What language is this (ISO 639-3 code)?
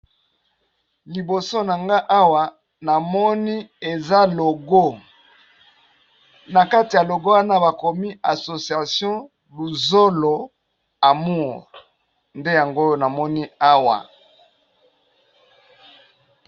lin